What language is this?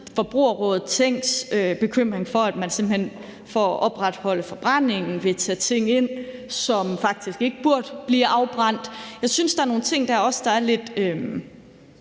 Danish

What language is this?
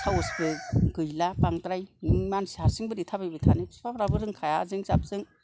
Bodo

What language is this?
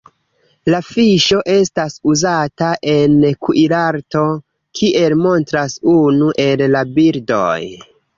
Esperanto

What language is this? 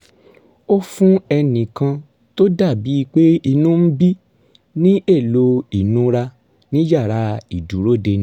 Yoruba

